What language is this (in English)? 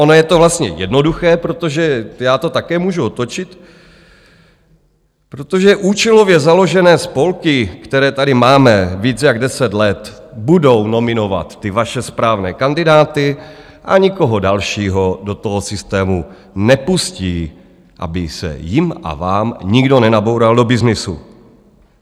Czech